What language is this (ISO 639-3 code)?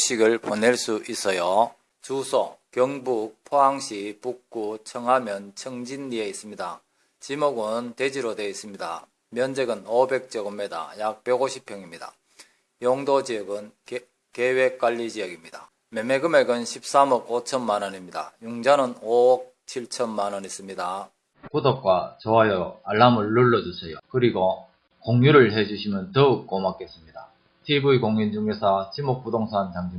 kor